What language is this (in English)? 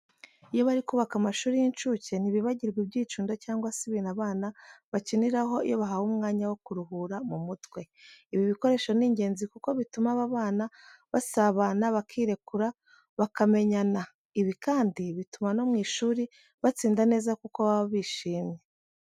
Kinyarwanda